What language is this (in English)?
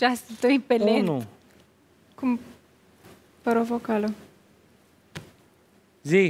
Romanian